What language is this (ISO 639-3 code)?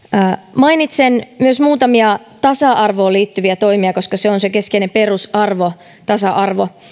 fin